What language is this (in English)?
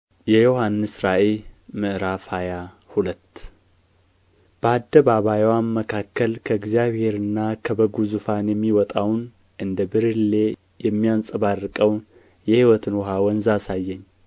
Amharic